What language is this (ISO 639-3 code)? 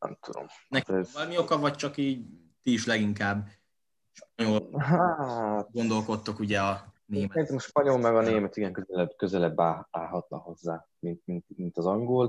hun